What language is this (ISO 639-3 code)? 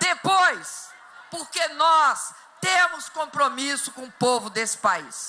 por